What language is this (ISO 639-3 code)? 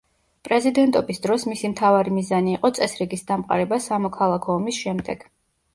kat